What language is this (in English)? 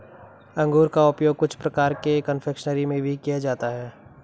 Hindi